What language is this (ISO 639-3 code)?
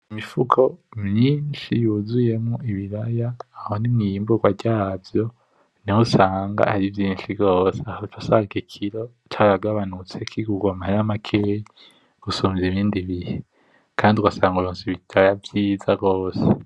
run